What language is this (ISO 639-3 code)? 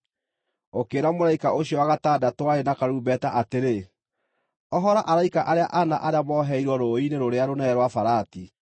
kik